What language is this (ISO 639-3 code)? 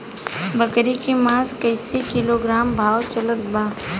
bho